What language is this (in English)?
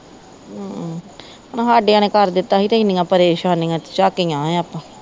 Punjabi